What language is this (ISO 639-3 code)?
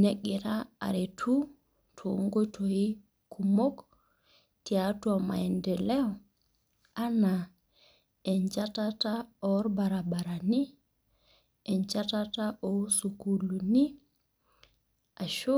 mas